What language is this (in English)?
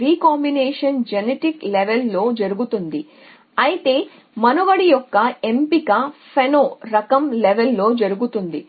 Telugu